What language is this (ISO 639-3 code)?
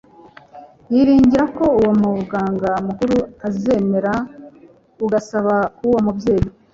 kin